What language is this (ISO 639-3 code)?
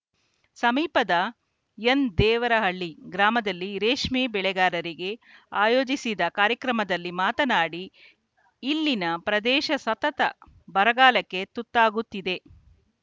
kan